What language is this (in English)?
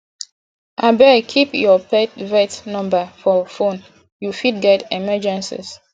Nigerian Pidgin